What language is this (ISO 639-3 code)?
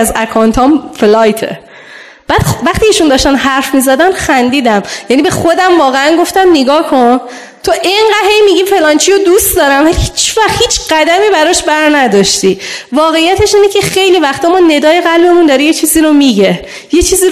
fas